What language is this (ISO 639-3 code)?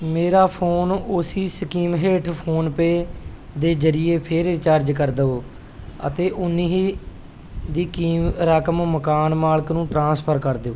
pan